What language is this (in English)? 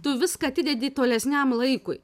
Lithuanian